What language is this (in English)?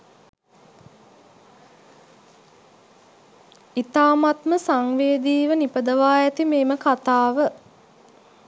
Sinhala